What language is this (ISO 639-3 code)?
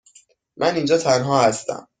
fas